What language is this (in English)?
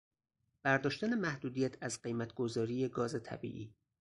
Persian